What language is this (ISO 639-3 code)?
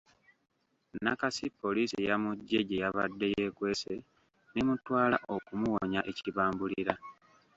lug